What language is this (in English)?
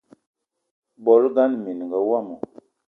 Eton (Cameroon)